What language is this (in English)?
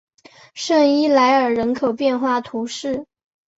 Chinese